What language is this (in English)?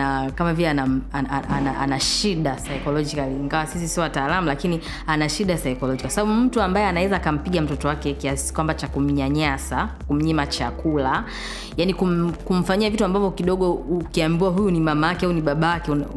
Swahili